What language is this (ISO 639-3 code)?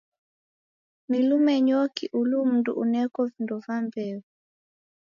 dav